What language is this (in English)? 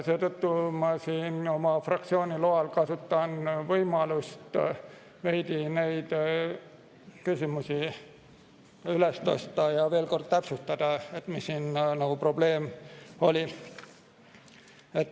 Estonian